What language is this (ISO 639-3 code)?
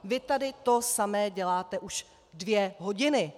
ces